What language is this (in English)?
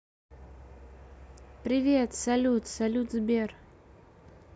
Russian